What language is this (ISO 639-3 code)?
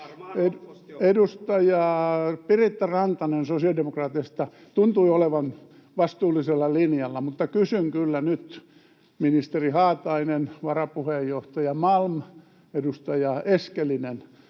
fin